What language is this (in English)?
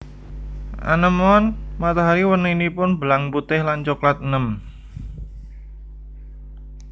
Javanese